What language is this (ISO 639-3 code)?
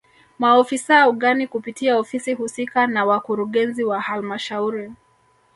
swa